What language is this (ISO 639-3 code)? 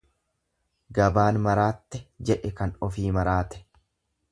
orm